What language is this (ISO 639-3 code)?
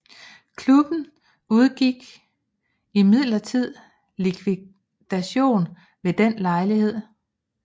dan